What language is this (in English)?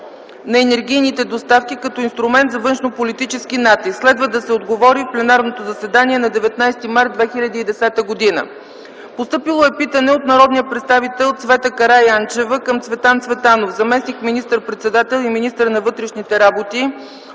Bulgarian